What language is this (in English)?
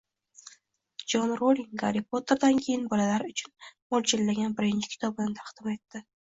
Uzbek